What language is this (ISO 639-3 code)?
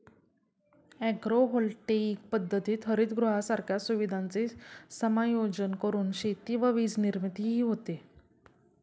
mar